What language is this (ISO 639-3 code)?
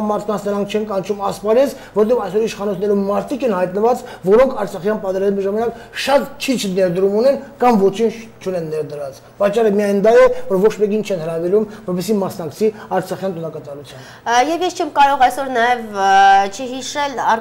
tur